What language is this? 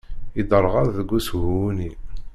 Kabyle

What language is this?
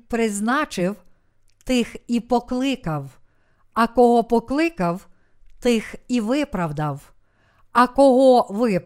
Ukrainian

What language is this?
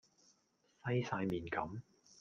Cantonese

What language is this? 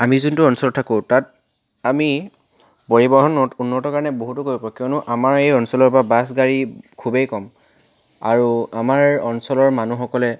Assamese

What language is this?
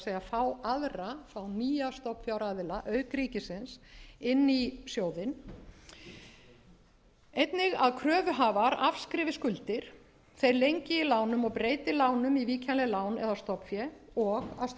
Icelandic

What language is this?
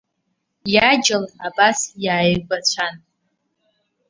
Abkhazian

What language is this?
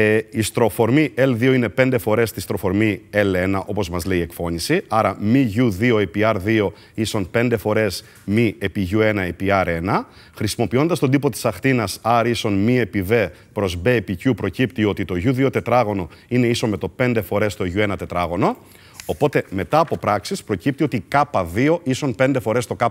Greek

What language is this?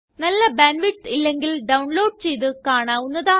Malayalam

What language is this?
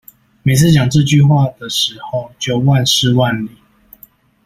Chinese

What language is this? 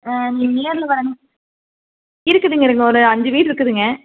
Tamil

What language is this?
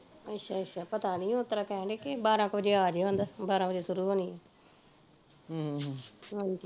Punjabi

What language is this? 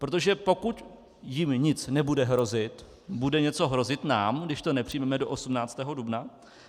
Czech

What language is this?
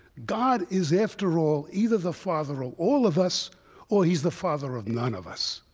English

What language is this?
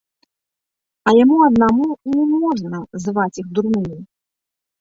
Belarusian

